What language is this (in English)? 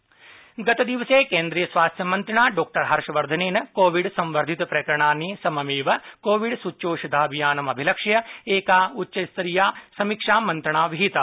Sanskrit